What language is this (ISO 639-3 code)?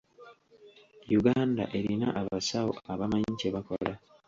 lug